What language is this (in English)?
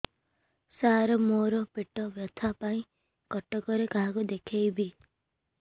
Odia